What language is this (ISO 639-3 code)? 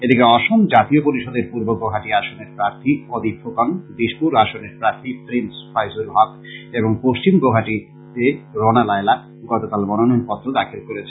ben